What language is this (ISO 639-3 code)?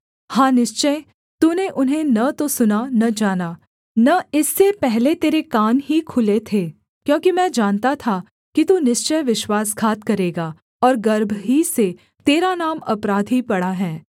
hin